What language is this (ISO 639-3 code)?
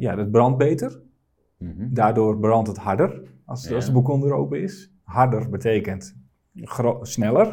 nld